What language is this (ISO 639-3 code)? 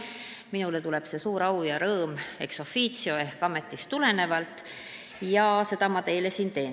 est